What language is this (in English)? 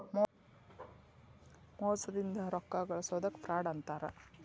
Kannada